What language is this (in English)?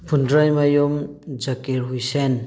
Manipuri